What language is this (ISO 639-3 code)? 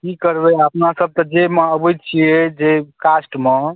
mai